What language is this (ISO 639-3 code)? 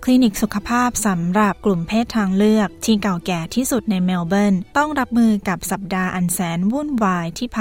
tha